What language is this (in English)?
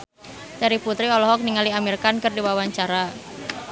Sundanese